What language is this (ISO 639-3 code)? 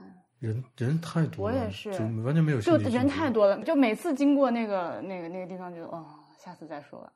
zho